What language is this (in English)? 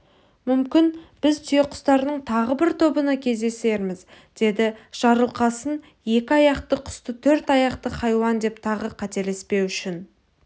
Kazakh